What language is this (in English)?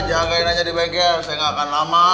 Indonesian